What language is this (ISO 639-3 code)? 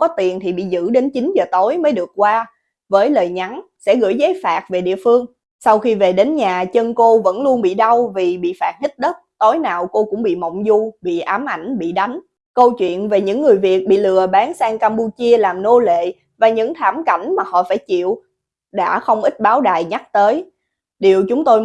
vie